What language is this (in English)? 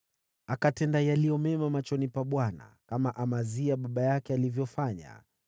Swahili